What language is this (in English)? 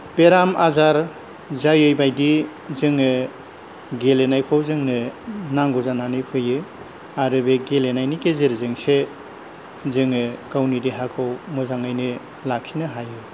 Bodo